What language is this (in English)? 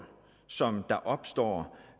Danish